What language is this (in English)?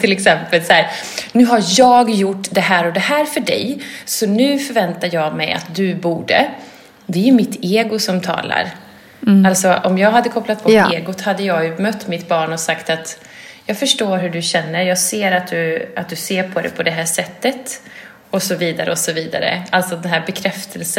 Swedish